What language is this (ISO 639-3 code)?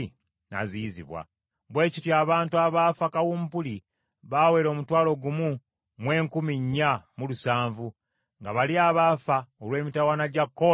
lug